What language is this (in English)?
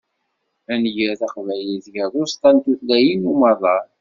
Kabyle